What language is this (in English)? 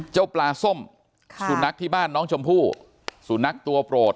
Thai